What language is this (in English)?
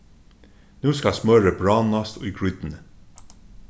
Faroese